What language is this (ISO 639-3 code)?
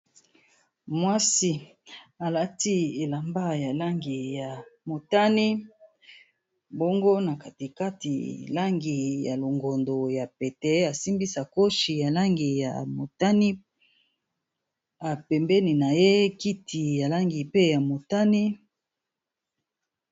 lin